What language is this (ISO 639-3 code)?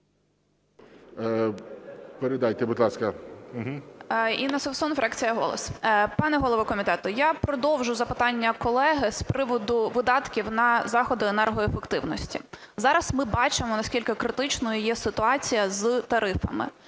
ukr